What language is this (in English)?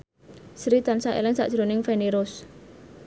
Javanese